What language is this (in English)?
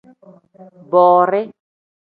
Tem